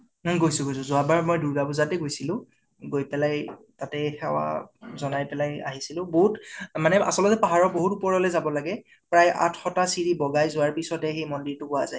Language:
Assamese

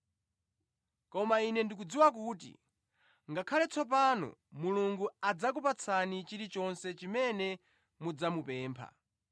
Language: Nyanja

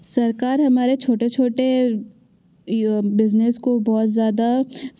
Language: Hindi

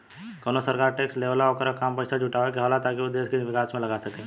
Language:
Bhojpuri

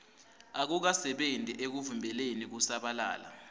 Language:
Swati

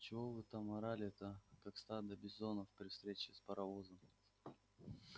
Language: Russian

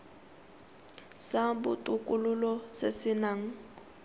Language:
Tswana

